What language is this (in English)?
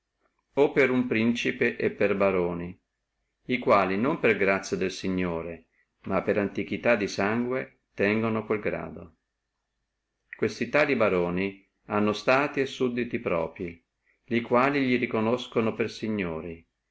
Italian